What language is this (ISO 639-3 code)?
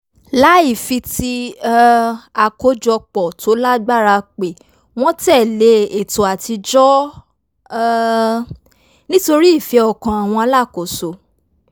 yor